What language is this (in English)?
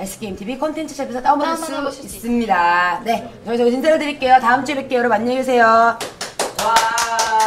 Korean